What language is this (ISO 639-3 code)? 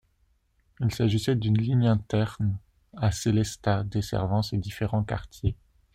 fra